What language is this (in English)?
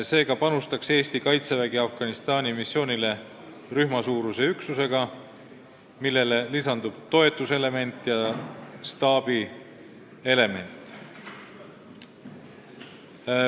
Estonian